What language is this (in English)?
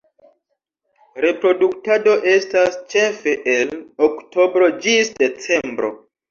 Esperanto